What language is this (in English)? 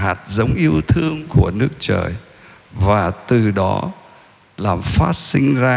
Vietnamese